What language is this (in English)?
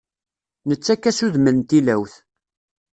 Kabyle